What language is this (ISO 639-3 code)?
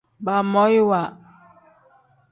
kdh